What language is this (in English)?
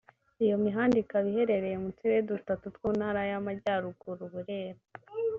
Kinyarwanda